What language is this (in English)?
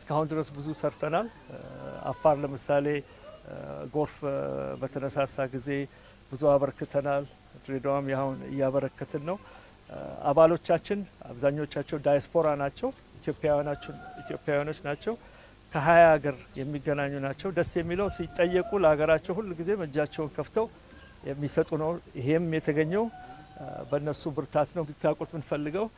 English